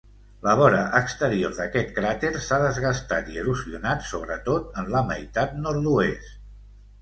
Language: Catalan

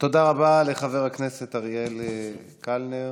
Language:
Hebrew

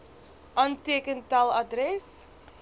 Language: Afrikaans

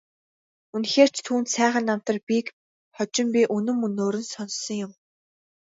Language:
Mongolian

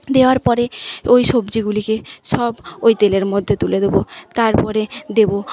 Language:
Bangla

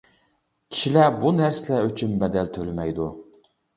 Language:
Uyghur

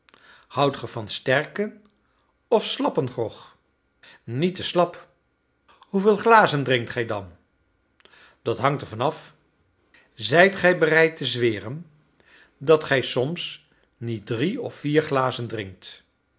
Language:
Dutch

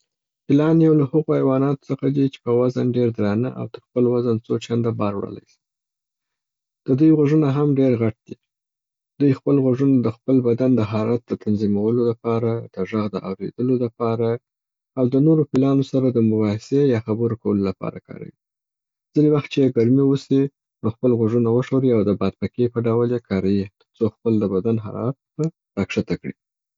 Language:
Southern Pashto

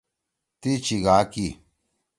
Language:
Torwali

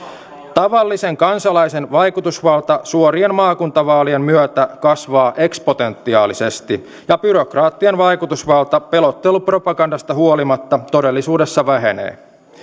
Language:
Finnish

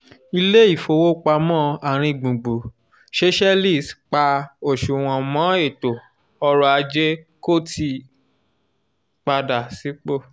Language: Yoruba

